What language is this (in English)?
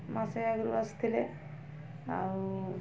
Odia